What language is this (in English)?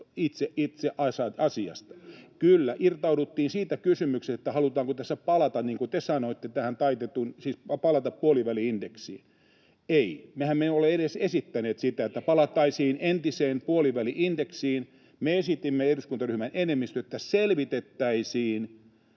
Finnish